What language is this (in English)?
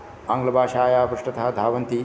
Sanskrit